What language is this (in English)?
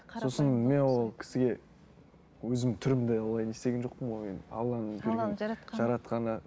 Kazakh